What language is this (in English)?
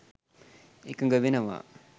Sinhala